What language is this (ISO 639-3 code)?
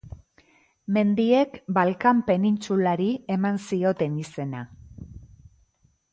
eus